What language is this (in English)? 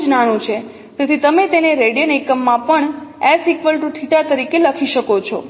Gujarati